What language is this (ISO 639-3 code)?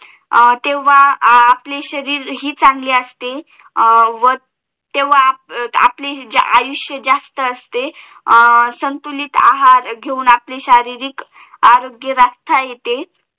mar